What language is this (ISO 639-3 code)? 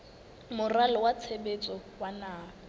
sot